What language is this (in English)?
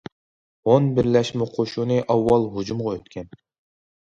Uyghur